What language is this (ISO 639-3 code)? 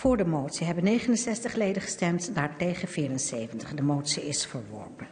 nld